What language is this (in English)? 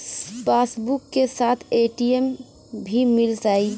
Bhojpuri